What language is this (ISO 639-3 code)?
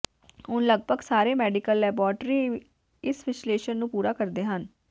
pan